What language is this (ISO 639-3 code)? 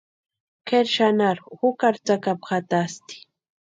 pua